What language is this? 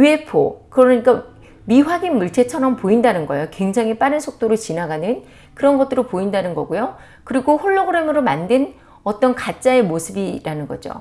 Korean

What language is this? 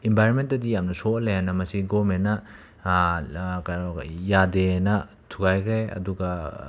Manipuri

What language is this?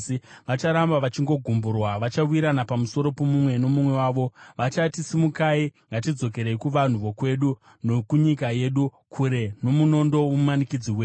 Shona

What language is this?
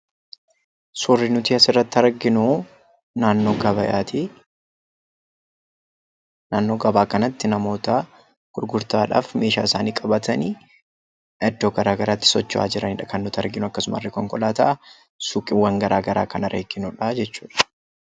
Oromo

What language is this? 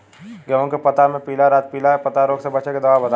Bhojpuri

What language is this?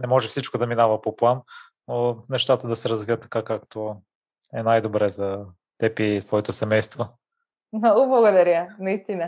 Bulgarian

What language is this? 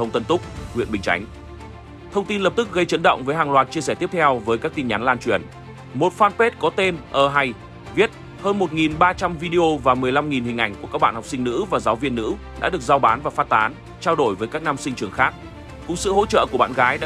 Vietnamese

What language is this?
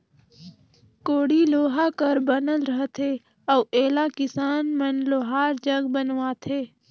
Chhattisgarhi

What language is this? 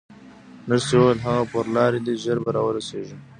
Pashto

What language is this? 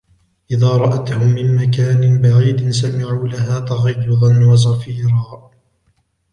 Arabic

